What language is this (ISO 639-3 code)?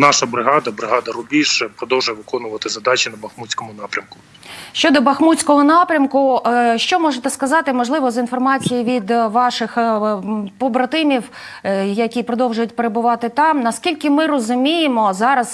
ukr